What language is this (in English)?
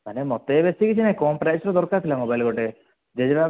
Odia